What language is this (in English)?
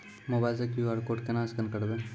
Maithili